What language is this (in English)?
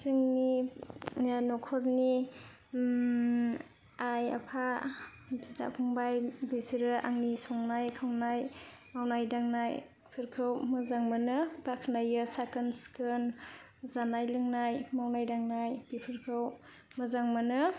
Bodo